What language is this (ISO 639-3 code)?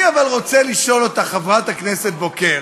heb